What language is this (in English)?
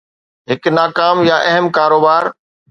Sindhi